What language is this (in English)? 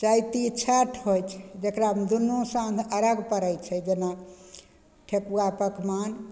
Maithili